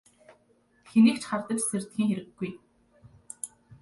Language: Mongolian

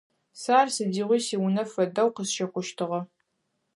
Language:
Adyghe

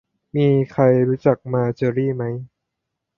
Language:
Thai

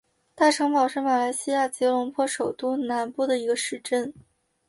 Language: Chinese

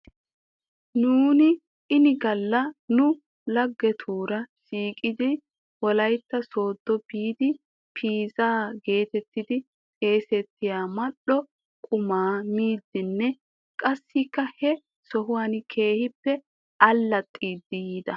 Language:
Wolaytta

